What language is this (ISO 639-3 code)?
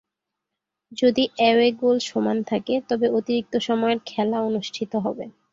ben